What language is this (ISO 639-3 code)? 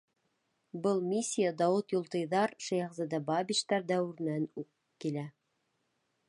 bak